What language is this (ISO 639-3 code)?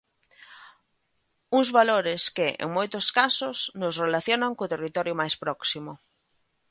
glg